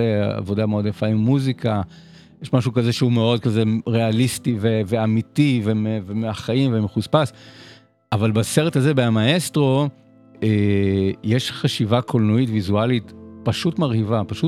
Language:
Hebrew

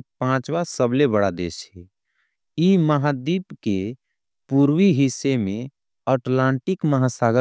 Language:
Angika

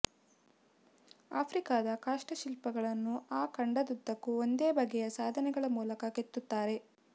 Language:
Kannada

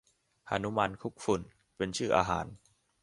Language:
Thai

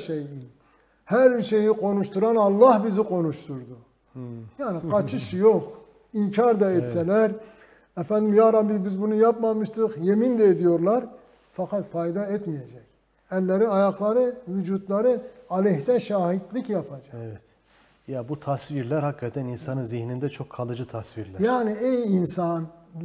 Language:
Turkish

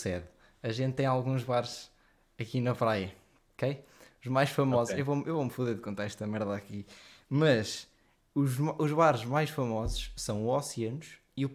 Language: Portuguese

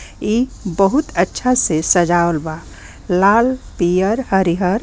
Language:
Bhojpuri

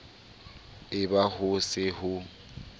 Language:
Southern Sotho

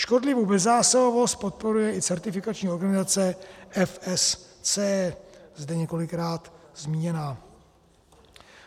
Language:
Czech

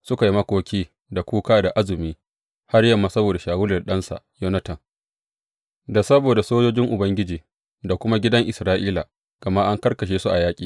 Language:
Hausa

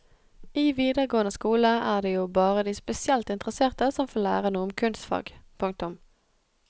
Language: Norwegian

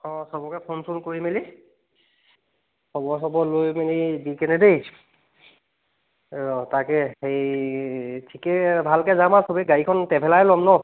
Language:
Assamese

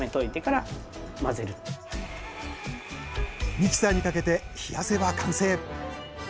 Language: Japanese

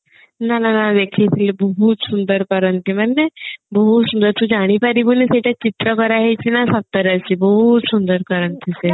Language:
Odia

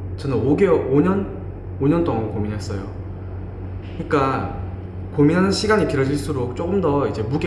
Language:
Korean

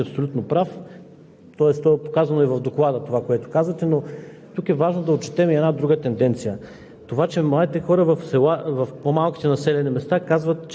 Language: Bulgarian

